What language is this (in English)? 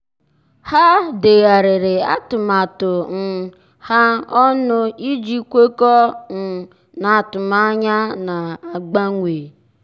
Igbo